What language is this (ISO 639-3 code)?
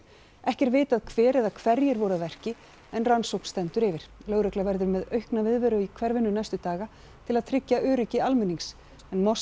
isl